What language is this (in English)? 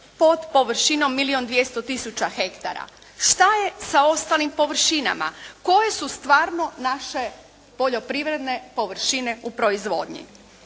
Croatian